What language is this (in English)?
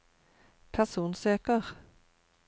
Norwegian